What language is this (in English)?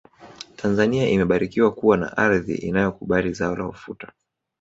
Swahili